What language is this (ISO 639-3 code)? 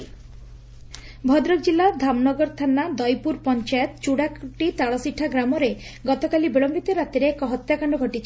ori